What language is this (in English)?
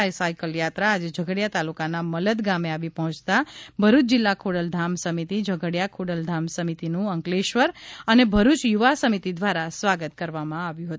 Gujarati